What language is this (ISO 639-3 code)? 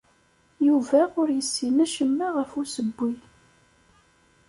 kab